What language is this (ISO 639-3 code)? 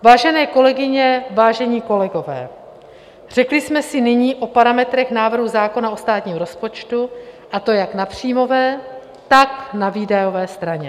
ces